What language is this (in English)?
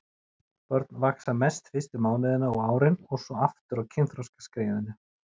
Icelandic